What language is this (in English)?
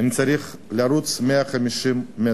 Hebrew